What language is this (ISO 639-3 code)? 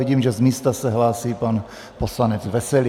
ces